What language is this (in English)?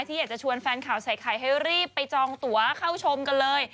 Thai